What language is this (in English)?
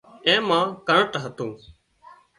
Wadiyara Koli